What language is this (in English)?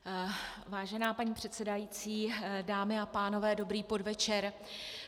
Czech